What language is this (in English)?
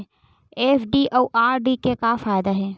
Chhattisgarhi